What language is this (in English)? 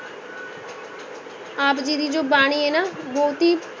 Punjabi